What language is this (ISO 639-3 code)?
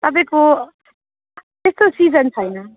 nep